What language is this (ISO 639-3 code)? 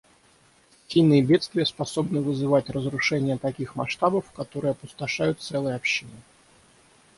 rus